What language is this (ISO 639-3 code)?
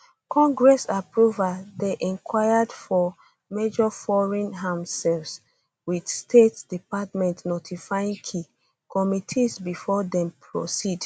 pcm